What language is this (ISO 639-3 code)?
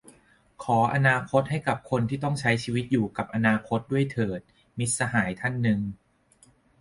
tha